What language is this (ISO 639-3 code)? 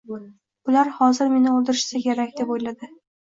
uzb